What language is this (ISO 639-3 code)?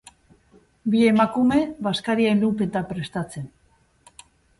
eus